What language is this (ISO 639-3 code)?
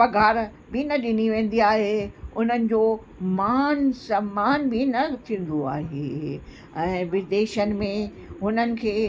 snd